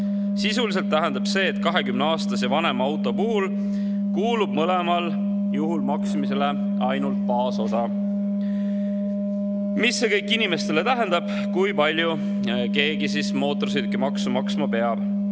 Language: Estonian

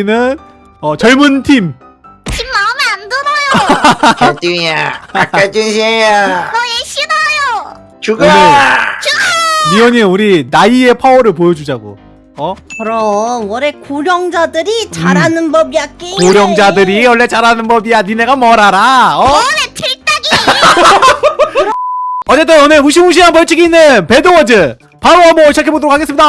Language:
Korean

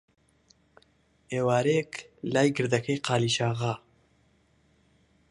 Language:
Central Kurdish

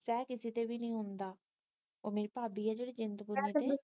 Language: Punjabi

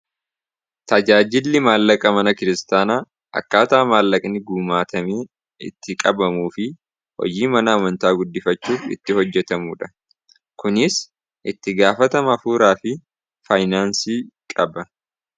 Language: Oromo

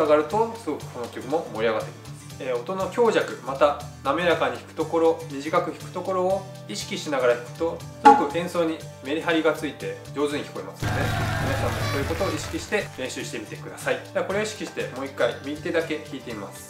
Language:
Japanese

